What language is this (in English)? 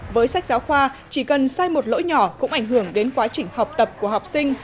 Vietnamese